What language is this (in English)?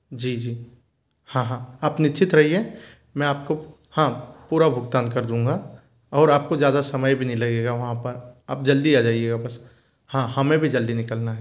Hindi